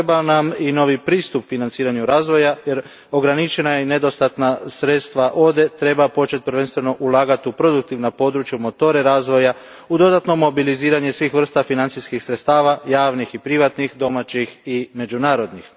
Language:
Croatian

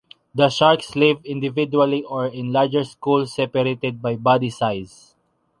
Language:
English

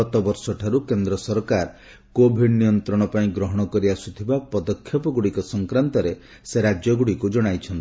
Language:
Odia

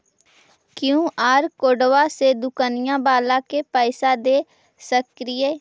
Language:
Magahi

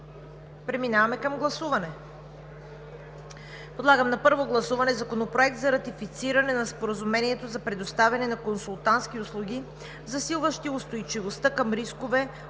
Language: Bulgarian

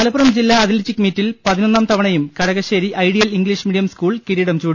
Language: Malayalam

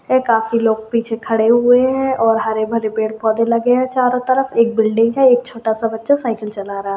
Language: Hindi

